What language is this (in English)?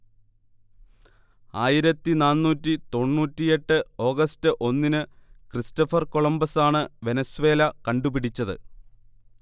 Malayalam